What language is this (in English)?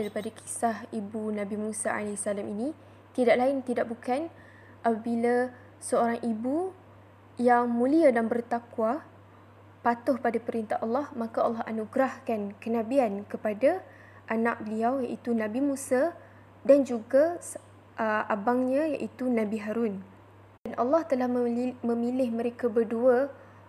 Malay